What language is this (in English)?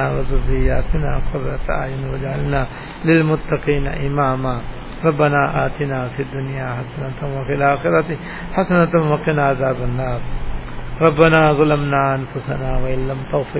Urdu